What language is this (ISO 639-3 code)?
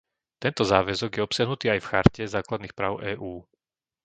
slk